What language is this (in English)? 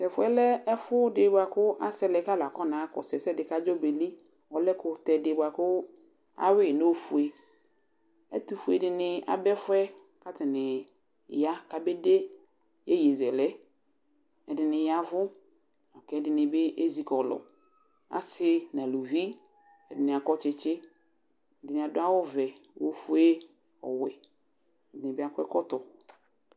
Ikposo